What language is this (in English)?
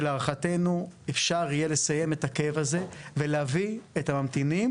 Hebrew